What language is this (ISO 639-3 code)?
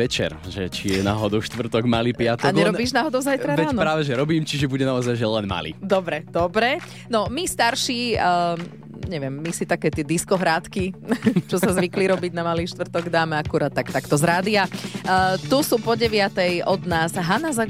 slk